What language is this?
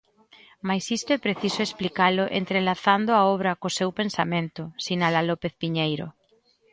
Galician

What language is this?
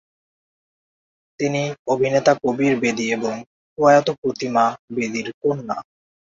Bangla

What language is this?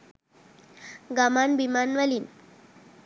Sinhala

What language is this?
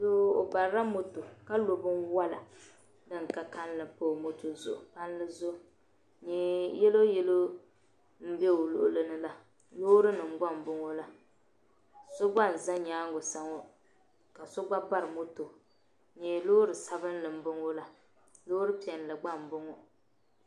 Dagbani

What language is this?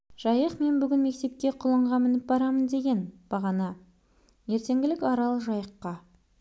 Kazakh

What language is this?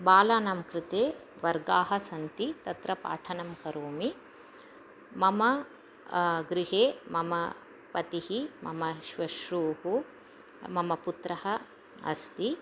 Sanskrit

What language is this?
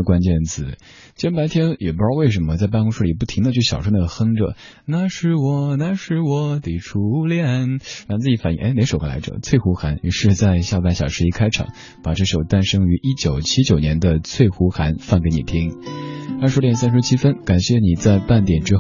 Chinese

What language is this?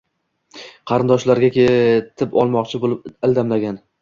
Uzbek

